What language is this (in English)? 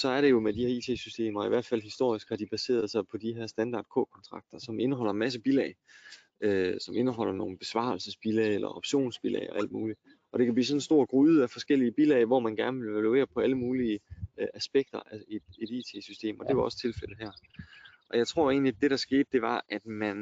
Danish